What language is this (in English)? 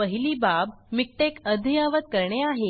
Marathi